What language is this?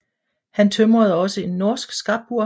Danish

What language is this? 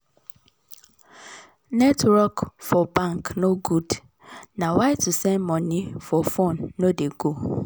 Nigerian Pidgin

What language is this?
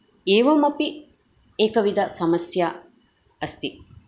Sanskrit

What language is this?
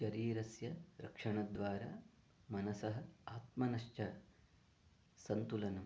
Sanskrit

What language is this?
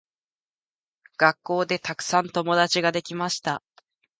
Japanese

